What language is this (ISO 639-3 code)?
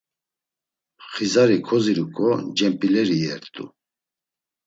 lzz